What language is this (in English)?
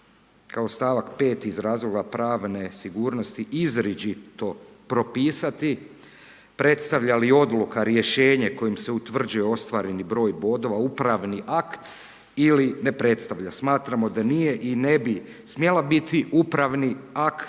Croatian